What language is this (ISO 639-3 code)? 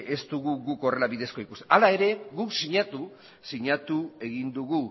eus